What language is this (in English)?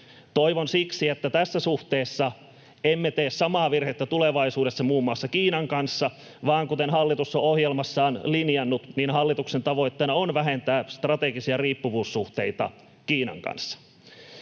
Finnish